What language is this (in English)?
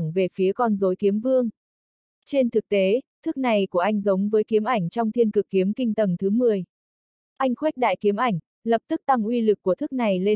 Vietnamese